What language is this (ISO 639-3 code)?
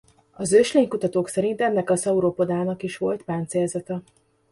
hun